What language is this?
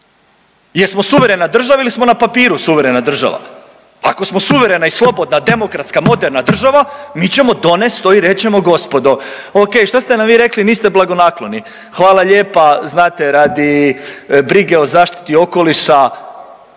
Croatian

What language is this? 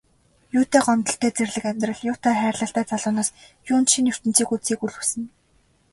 Mongolian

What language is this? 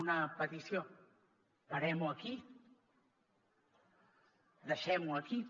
Catalan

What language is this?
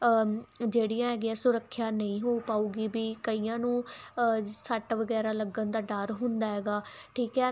Punjabi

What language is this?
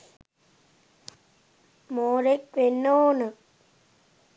Sinhala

